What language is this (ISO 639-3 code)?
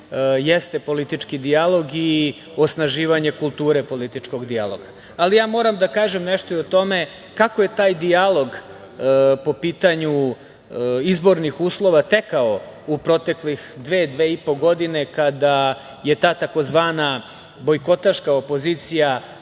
srp